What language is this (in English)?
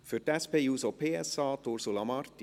Swiss German